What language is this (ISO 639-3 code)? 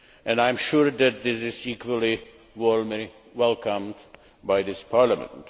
eng